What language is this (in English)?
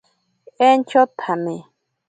Ashéninka Perené